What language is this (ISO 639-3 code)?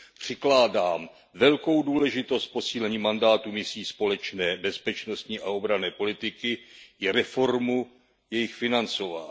ces